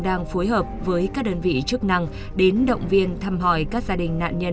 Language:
Vietnamese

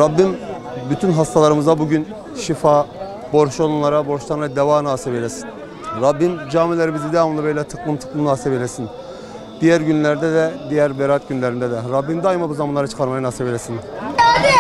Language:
Turkish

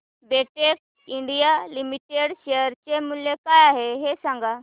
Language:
Marathi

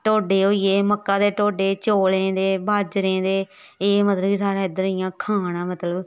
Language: Dogri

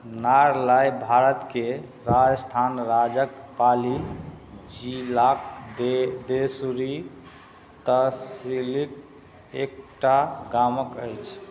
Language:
Maithili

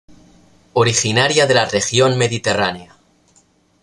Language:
Spanish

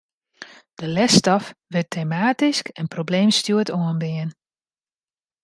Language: Western Frisian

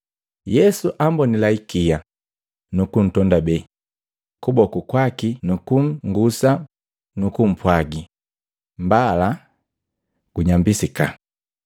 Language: Matengo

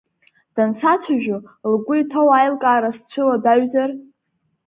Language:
Abkhazian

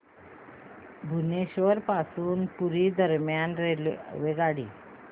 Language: Marathi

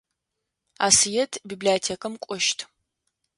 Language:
Adyghe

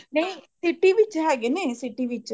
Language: Punjabi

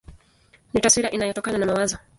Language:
Swahili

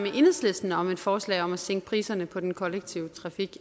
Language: Danish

